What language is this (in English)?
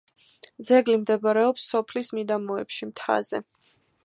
Georgian